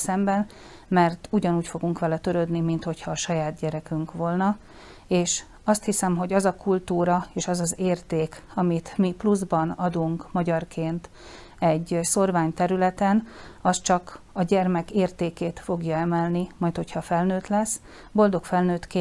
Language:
Hungarian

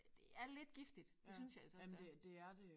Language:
Danish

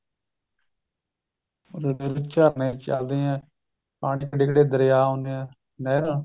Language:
Punjabi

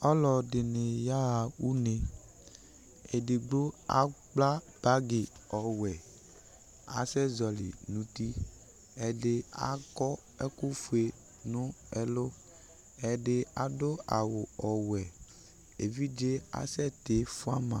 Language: Ikposo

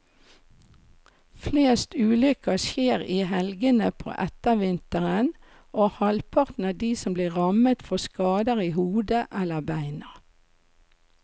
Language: Norwegian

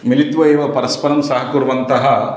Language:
Sanskrit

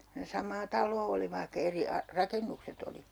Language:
Finnish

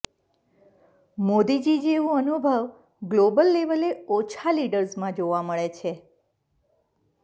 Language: Gujarati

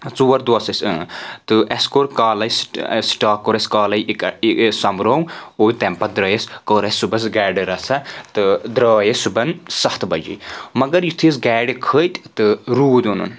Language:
Kashmiri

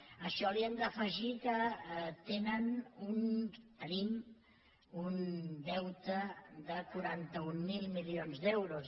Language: Catalan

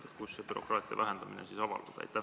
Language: Estonian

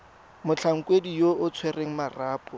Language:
Tswana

